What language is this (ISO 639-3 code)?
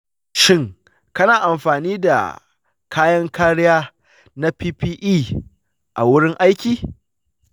hau